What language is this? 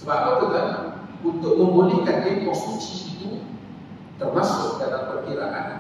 Malay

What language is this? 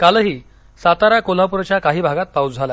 Marathi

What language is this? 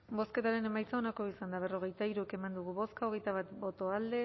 Basque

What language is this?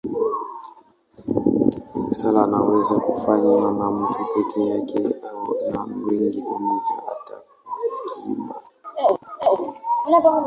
Swahili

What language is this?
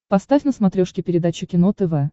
Russian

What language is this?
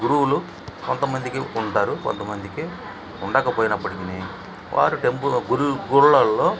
Telugu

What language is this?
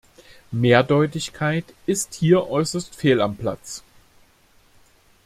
German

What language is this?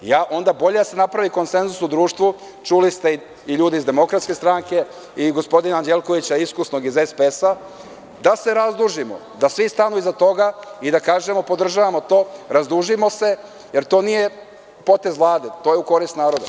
Serbian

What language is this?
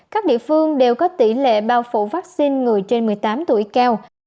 Vietnamese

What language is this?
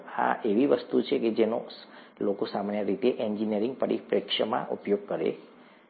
Gujarati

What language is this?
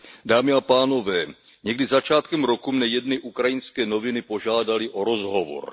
Czech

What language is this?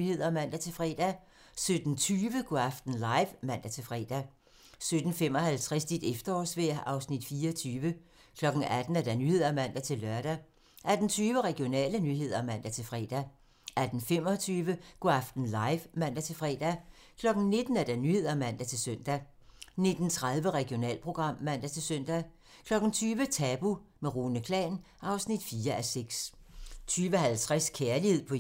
Danish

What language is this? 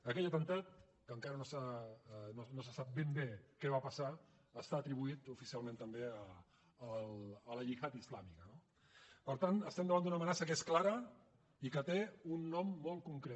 Catalan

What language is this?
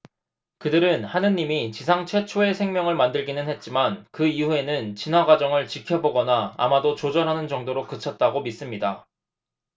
Korean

